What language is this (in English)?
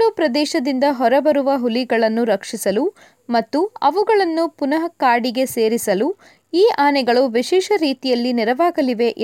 Kannada